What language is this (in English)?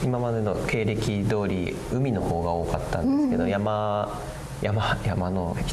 Japanese